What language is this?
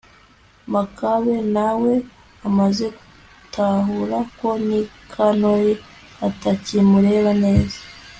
Kinyarwanda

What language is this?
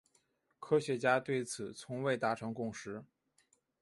Chinese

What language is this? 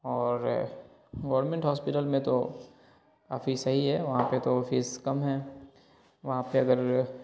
Urdu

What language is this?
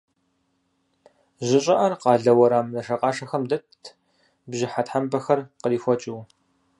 Kabardian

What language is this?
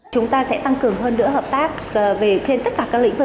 Vietnamese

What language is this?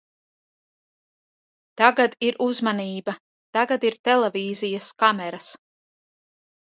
Latvian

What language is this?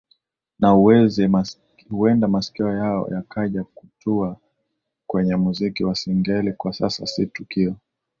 Swahili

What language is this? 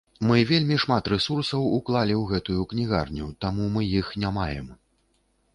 Belarusian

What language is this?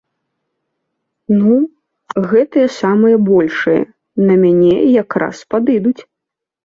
Belarusian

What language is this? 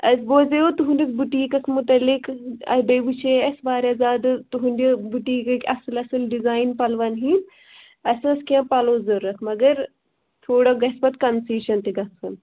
Kashmiri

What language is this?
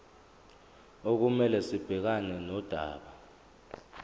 Zulu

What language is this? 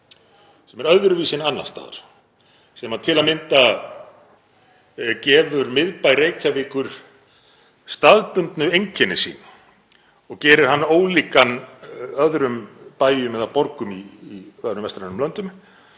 Icelandic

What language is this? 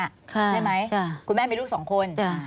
Thai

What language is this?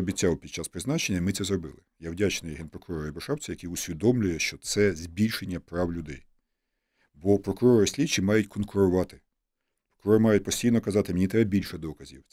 Ukrainian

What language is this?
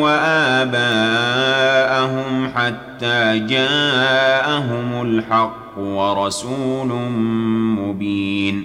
Arabic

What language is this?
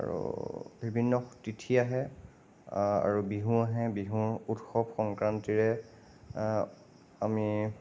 Assamese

